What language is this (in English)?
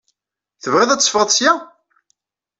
Kabyle